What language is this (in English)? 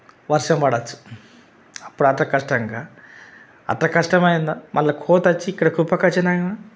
Telugu